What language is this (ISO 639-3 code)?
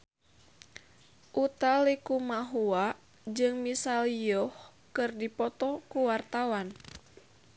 sun